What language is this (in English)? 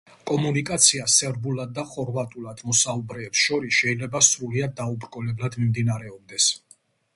Georgian